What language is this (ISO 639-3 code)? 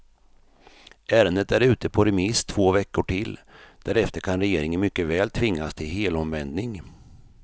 swe